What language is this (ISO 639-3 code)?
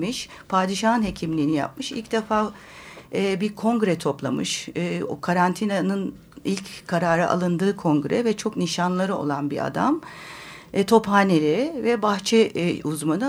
tur